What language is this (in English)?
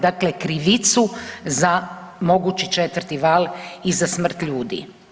Croatian